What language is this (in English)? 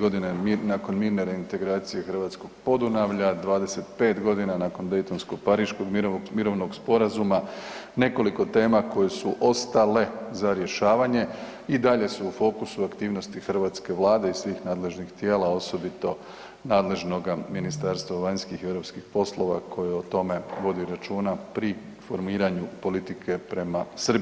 Croatian